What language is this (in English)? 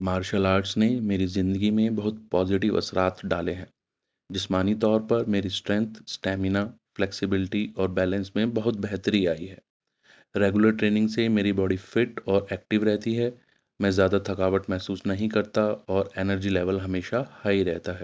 Urdu